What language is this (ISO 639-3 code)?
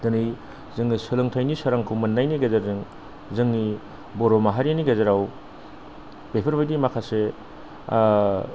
brx